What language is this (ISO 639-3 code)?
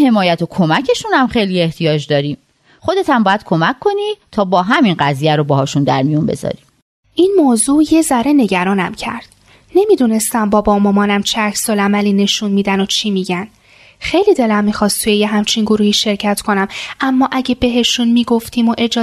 fas